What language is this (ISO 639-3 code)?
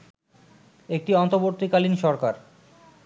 ben